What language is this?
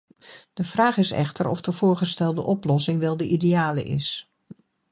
Dutch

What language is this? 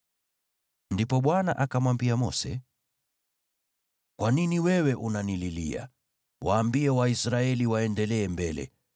Swahili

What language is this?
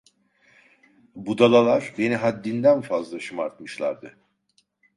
Turkish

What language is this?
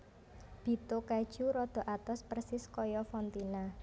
Javanese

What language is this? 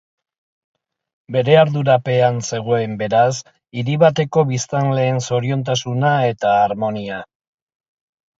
Basque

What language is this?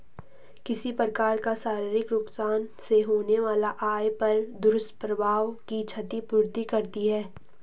Hindi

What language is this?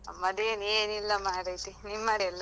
Kannada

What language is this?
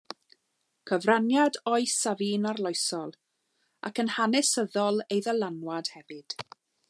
Welsh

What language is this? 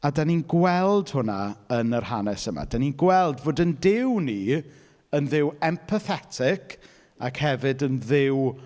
Welsh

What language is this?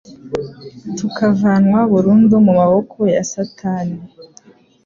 Kinyarwanda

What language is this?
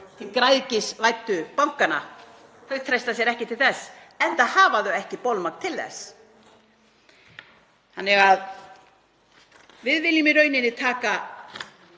Icelandic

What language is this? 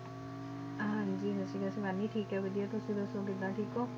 Punjabi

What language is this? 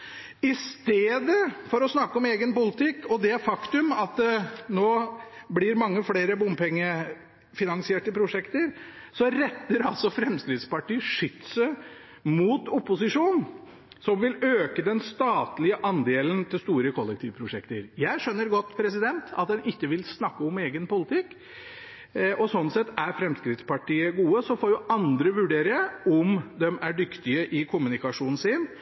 Norwegian Bokmål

